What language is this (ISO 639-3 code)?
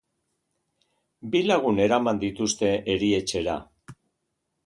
eus